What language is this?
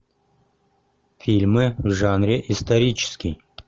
Russian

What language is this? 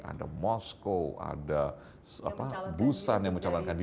Indonesian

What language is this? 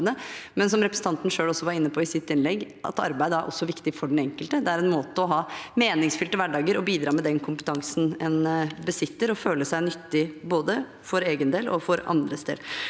Norwegian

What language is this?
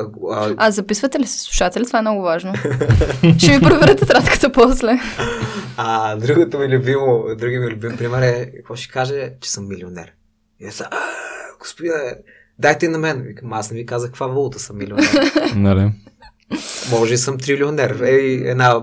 Bulgarian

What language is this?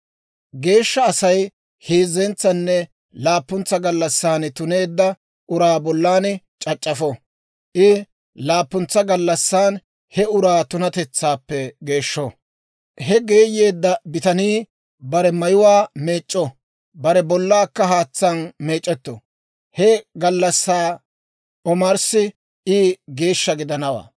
Dawro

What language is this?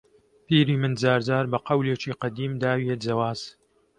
Central Kurdish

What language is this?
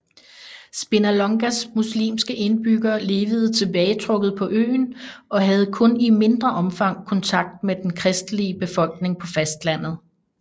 Danish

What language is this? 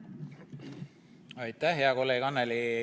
Estonian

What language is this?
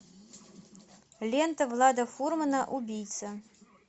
Russian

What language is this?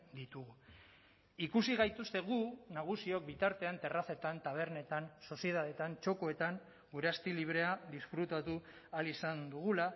Basque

